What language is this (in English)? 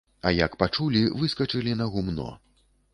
Belarusian